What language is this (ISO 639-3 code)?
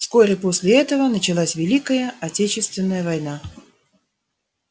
rus